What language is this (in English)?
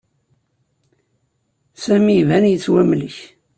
Kabyle